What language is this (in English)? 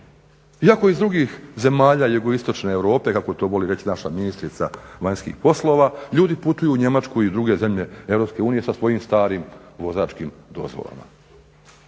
Croatian